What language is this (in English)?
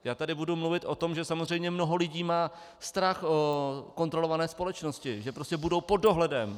Czech